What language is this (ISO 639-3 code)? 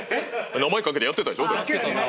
jpn